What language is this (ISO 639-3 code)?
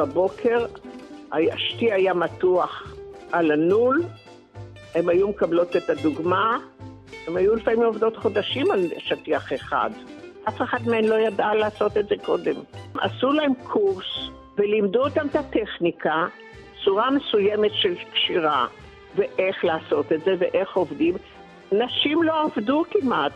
heb